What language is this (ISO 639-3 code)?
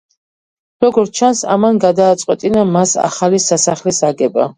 kat